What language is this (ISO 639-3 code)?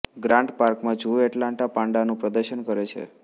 guj